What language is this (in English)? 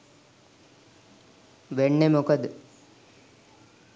Sinhala